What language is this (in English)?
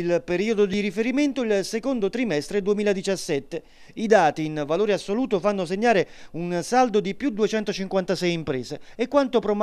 Italian